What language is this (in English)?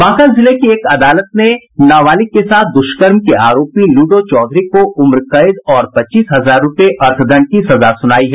Hindi